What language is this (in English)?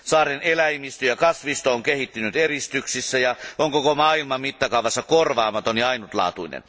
Finnish